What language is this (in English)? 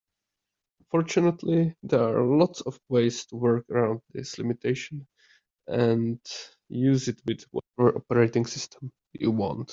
English